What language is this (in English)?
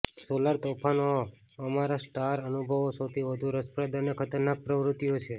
Gujarati